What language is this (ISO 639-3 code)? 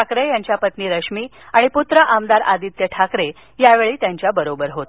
mar